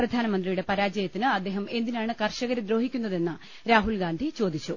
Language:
Malayalam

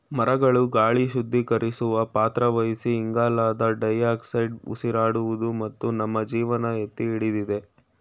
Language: Kannada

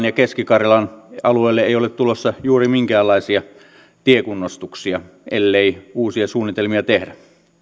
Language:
Finnish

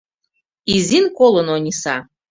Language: Mari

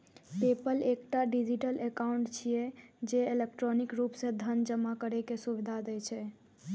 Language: Maithili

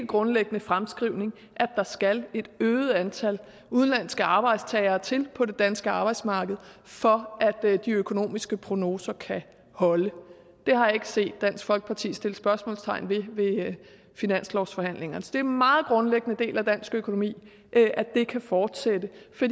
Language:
Danish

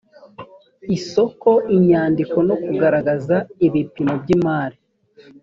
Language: Kinyarwanda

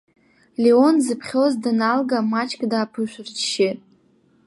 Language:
Abkhazian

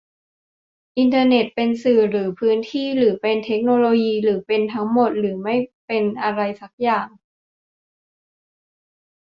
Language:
Thai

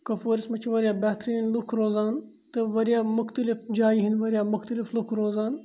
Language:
Kashmiri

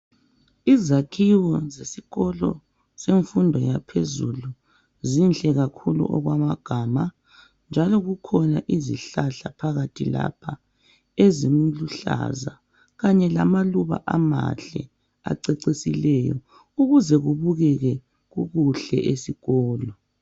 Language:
North Ndebele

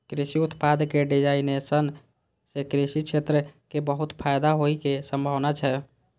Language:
Maithili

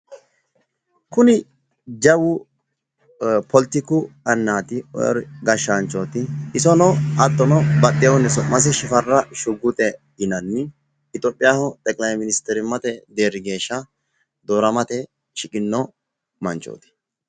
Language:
Sidamo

